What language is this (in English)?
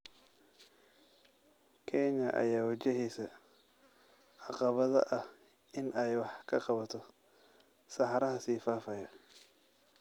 Somali